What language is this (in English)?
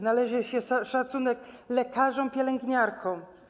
Polish